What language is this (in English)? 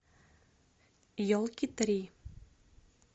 Russian